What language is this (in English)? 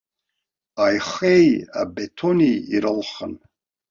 Abkhazian